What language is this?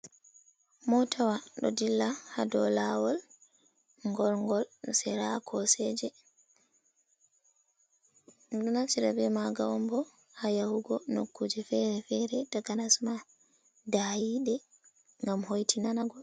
Fula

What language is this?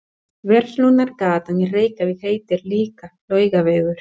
Icelandic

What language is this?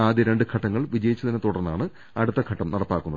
Malayalam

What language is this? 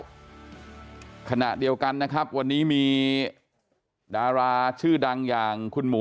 Thai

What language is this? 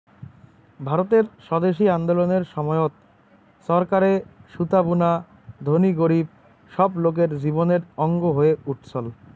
Bangla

